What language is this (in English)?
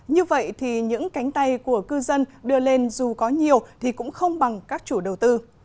Vietnamese